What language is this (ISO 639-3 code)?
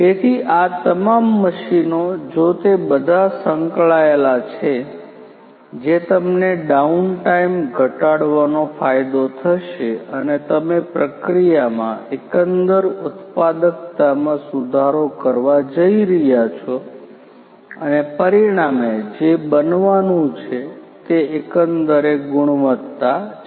guj